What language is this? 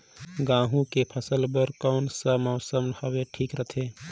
Chhattisgarhi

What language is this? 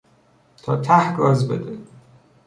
Persian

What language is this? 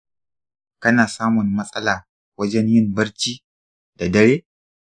Hausa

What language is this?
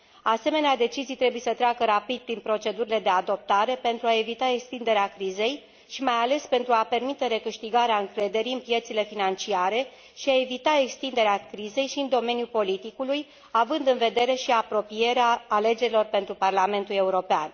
Romanian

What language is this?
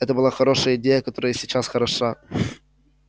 Russian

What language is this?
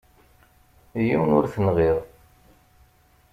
Kabyle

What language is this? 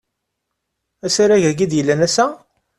Kabyle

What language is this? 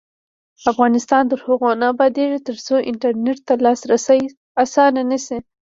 Pashto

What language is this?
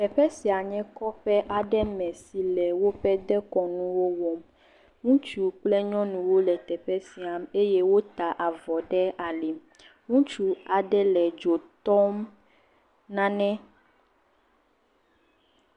Ewe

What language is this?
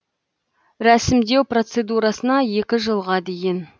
Kazakh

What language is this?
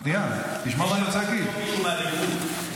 Hebrew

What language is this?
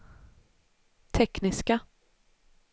Swedish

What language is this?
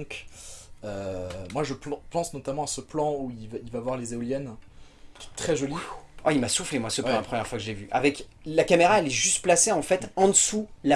French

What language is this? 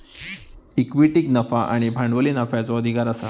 Marathi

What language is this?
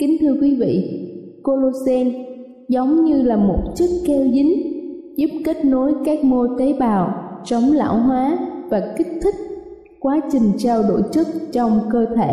Vietnamese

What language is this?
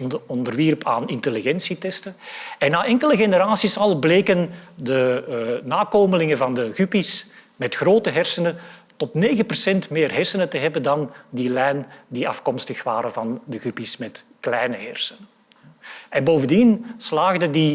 Dutch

